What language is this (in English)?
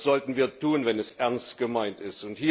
German